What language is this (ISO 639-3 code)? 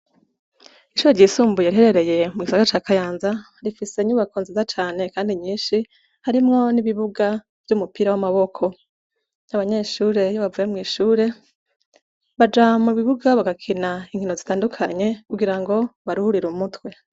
run